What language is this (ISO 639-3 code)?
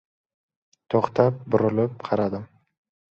uzb